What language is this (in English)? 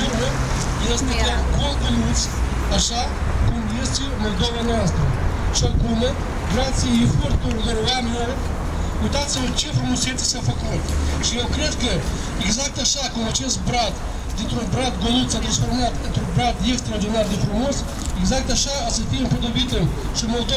Romanian